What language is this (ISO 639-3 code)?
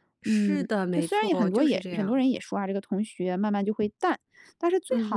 zho